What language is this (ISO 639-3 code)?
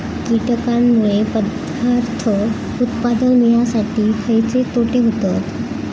mar